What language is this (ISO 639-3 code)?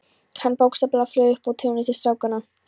isl